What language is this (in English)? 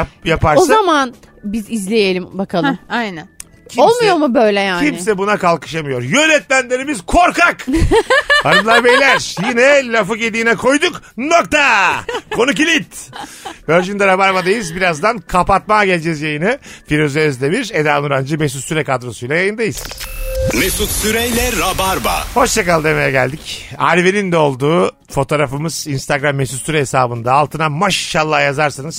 Turkish